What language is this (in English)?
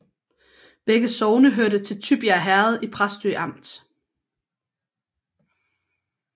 Danish